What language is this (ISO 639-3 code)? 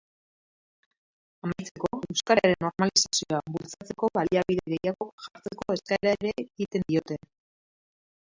eus